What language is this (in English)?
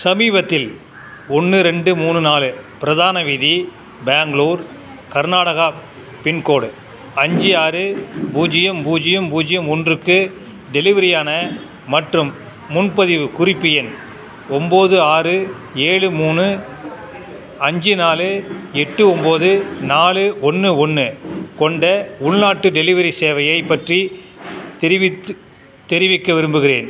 Tamil